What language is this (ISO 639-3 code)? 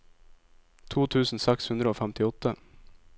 nor